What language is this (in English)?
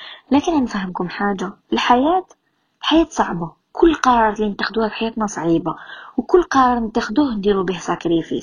Arabic